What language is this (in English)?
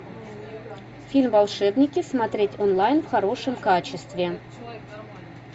Russian